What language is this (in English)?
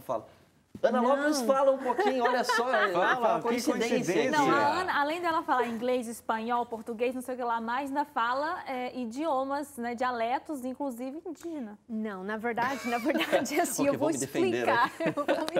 Portuguese